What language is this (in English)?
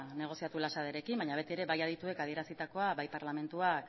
Basque